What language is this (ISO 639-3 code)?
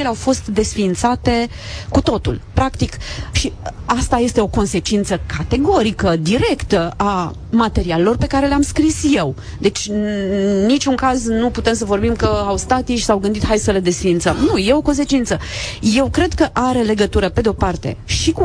ron